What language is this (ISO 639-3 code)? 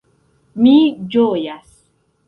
epo